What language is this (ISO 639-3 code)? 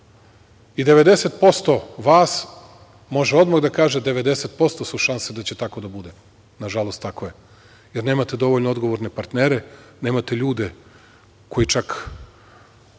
srp